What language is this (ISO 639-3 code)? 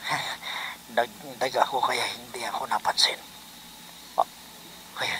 fil